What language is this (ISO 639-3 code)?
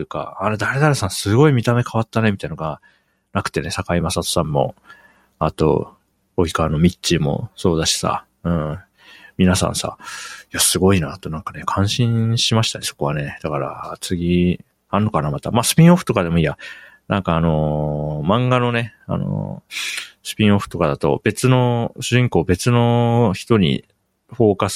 jpn